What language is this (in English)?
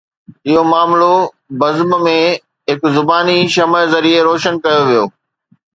Sindhi